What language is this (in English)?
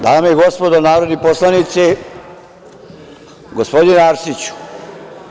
Serbian